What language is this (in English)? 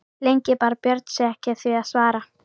Icelandic